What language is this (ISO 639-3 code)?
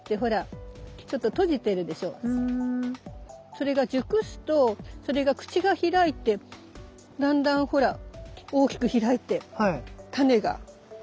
jpn